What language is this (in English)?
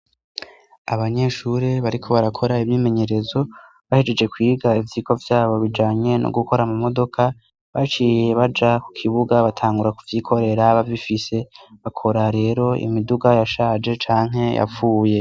Rundi